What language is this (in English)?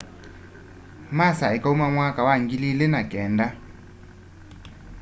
Kamba